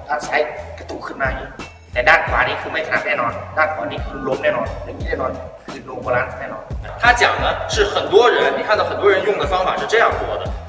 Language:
Chinese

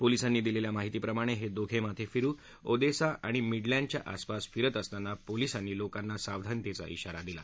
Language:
Marathi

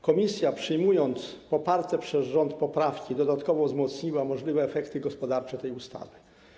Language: Polish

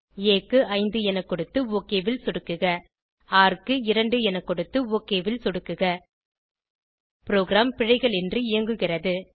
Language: Tamil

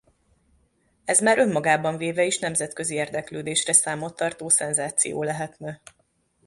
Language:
Hungarian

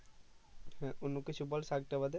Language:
Bangla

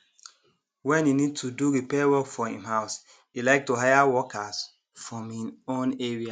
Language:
Nigerian Pidgin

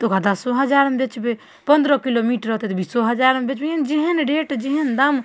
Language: Maithili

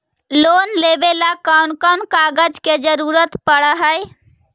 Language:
Magahi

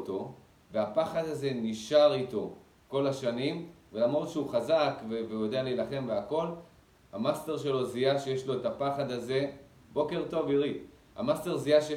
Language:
Hebrew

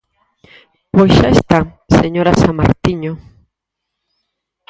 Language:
Galician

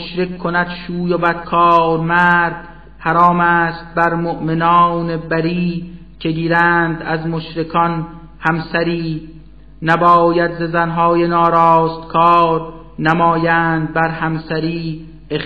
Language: Persian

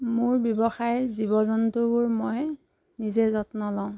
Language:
Assamese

